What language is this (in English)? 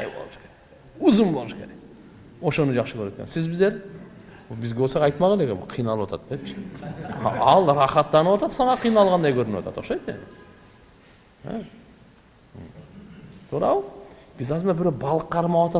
Turkish